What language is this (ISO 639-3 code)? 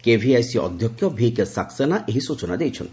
ori